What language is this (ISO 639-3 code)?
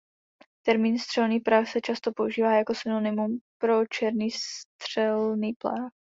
ces